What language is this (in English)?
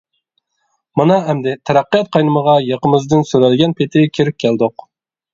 Uyghur